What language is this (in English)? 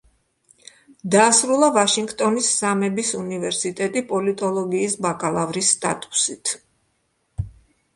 Georgian